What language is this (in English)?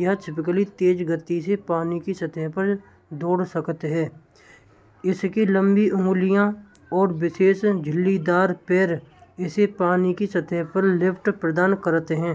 Braj